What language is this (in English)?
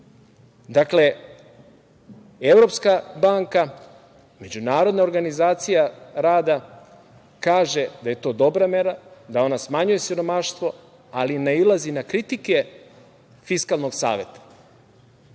Serbian